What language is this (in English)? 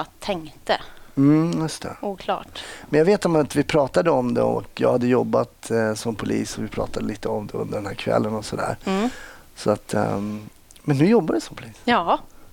Swedish